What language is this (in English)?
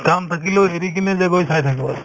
Assamese